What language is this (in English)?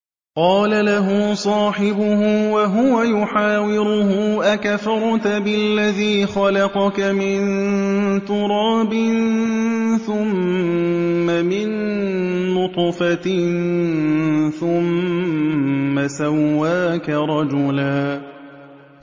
Arabic